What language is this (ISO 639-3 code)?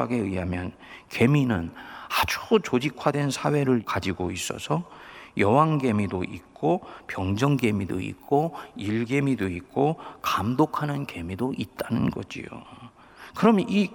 kor